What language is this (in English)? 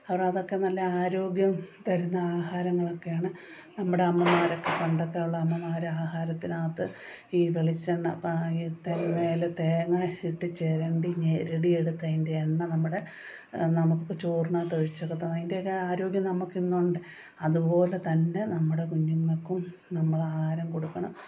Malayalam